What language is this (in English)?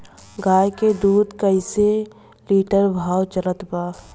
Bhojpuri